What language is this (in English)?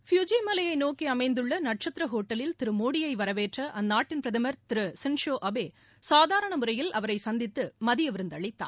Tamil